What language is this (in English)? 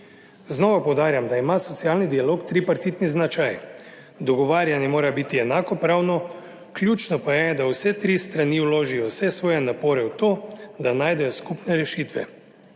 Slovenian